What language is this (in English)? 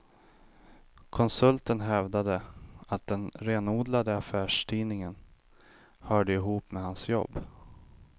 Swedish